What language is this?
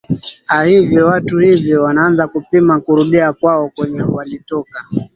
Swahili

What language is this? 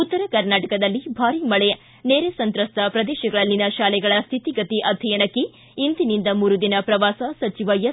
Kannada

